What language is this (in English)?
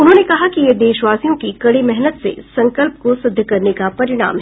Hindi